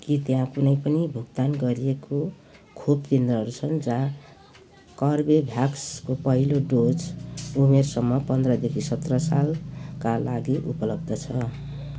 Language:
Nepali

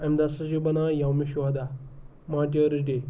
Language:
Kashmiri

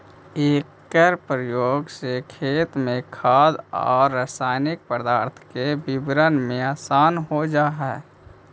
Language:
Magahi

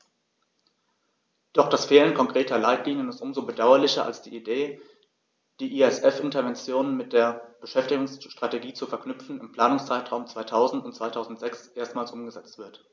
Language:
German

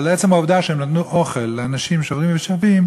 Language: Hebrew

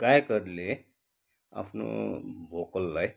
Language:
Nepali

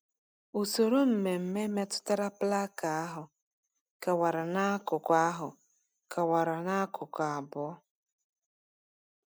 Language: Igbo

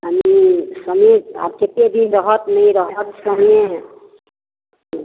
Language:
Maithili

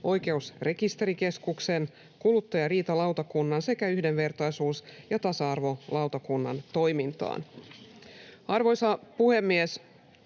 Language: Finnish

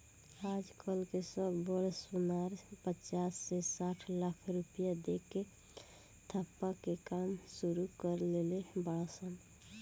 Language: Bhojpuri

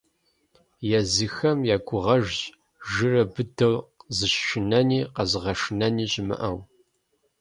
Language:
Kabardian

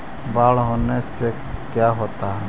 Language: Magahi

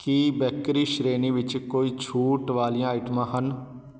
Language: Punjabi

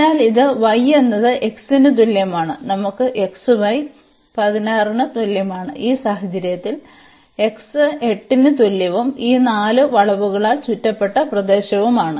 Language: Malayalam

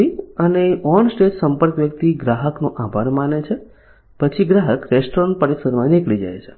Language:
Gujarati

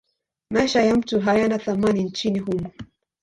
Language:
Swahili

